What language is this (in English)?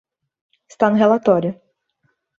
Portuguese